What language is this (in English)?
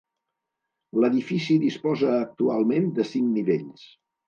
Catalan